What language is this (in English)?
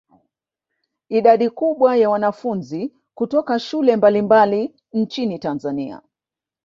Swahili